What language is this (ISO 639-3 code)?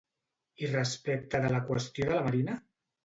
cat